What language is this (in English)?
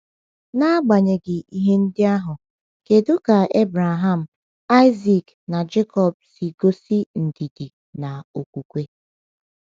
Igbo